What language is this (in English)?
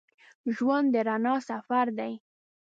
Pashto